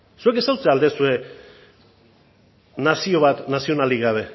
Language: Basque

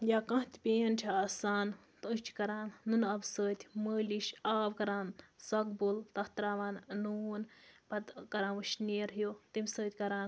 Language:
Kashmiri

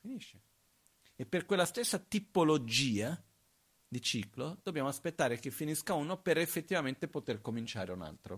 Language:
Italian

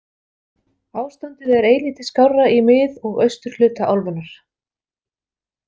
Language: Icelandic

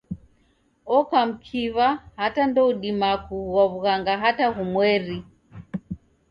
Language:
Taita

